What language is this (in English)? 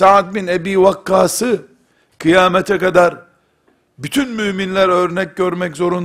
Turkish